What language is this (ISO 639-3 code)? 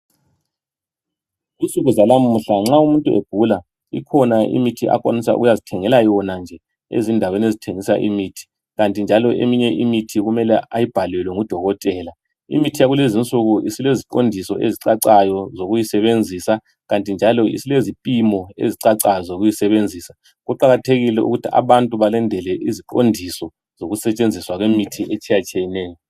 nde